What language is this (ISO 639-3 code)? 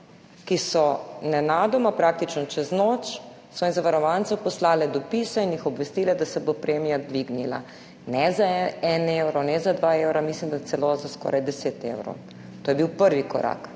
slv